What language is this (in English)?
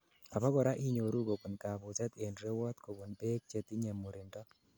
Kalenjin